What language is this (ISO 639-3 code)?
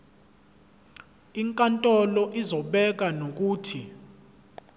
zul